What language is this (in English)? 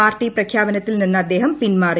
Malayalam